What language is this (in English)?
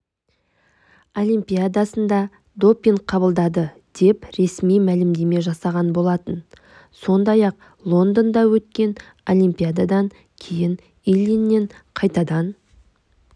Kazakh